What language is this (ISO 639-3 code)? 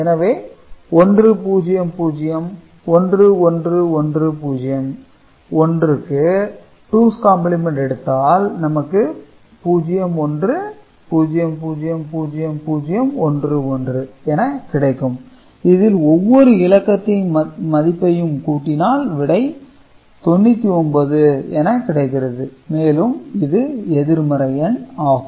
tam